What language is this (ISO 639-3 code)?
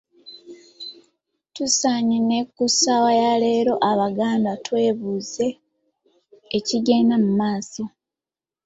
lug